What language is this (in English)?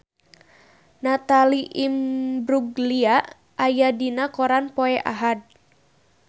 Sundanese